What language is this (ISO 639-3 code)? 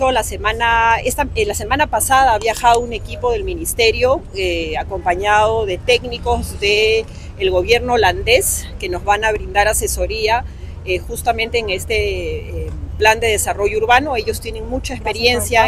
spa